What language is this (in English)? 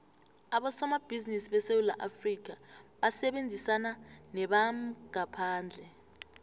South Ndebele